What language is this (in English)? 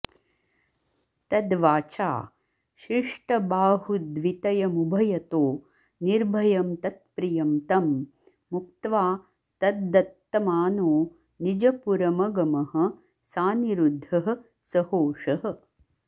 Sanskrit